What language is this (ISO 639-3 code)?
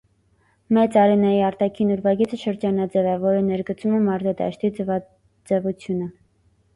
hye